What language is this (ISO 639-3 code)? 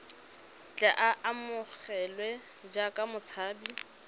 tsn